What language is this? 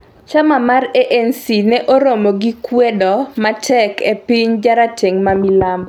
Luo (Kenya and Tanzania)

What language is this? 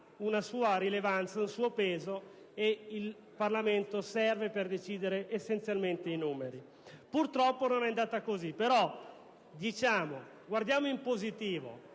Italian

